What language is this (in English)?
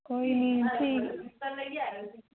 Dogri